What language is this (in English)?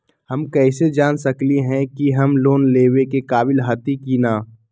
Magahi